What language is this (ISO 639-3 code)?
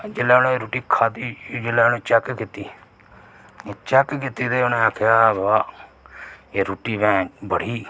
doi